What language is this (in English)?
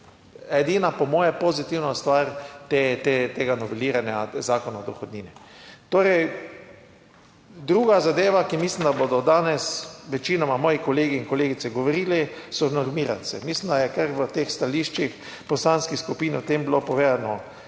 Slovenian